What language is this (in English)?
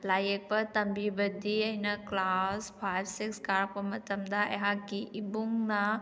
Manipuri